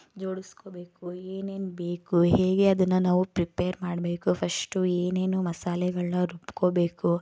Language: Kannada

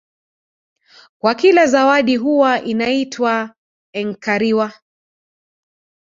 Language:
Swahili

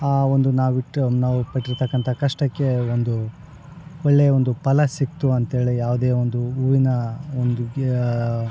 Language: Kannada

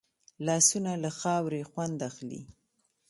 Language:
Pashto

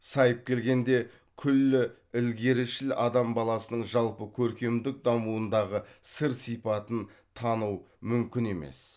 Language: Kazakh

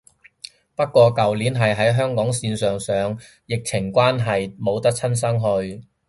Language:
Cantonese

